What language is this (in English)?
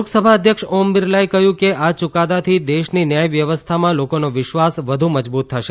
Gujarati